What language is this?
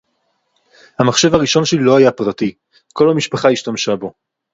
Hebrew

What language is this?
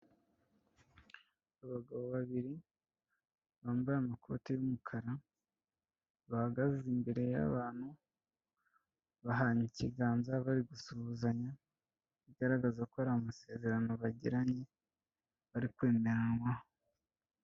Kinyarwanda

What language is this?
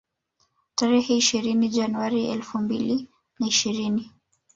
Swahili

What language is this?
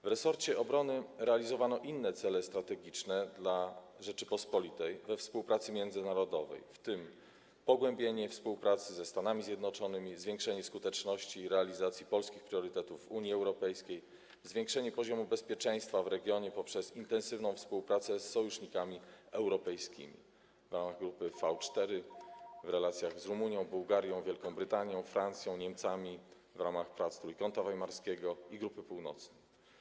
Polish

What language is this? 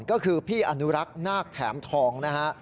Thai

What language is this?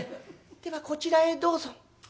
Japanese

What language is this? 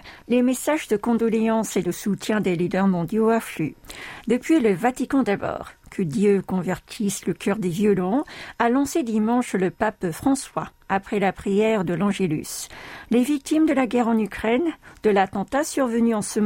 French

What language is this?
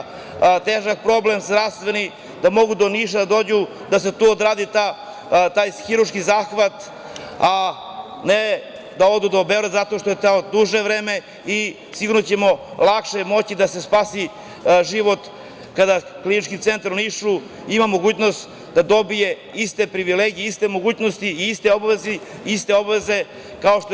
Serbian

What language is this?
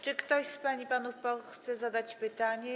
Polish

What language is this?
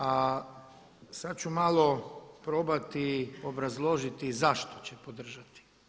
Croatian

